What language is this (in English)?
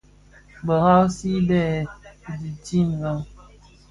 Bafia